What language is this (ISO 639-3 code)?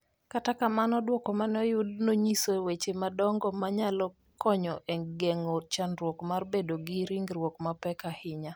luo